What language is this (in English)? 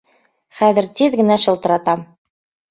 Bashkir